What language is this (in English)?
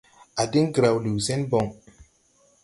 Tupuri